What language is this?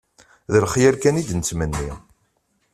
Kabyle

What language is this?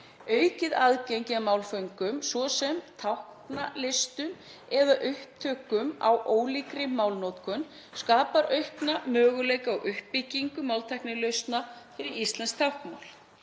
Icelandic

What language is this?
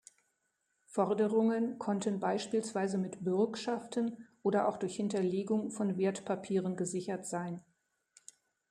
German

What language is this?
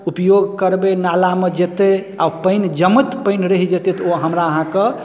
Maithili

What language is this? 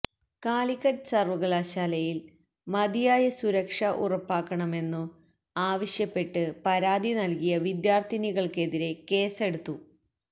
Malayalam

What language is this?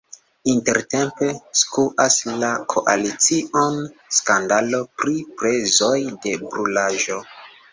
Esperanto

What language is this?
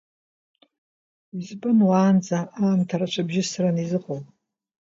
Abkhazian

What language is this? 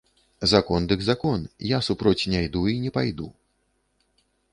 Belarusian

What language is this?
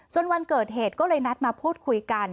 Thai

